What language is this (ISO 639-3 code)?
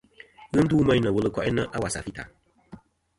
bkm